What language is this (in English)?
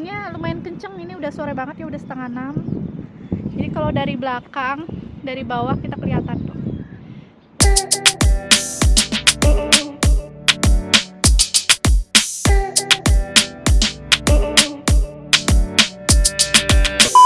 Indonesian